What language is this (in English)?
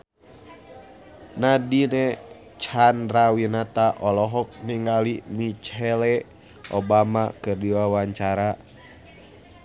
Sundanese